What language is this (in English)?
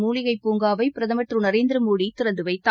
Tamil